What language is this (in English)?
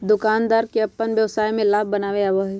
Magahi